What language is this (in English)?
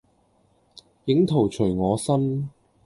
Cantonese